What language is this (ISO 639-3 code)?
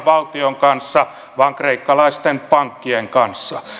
fin